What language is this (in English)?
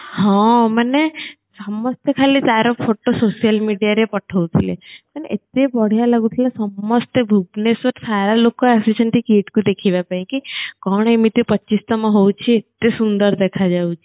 Odia